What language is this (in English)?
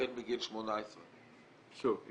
Hebrew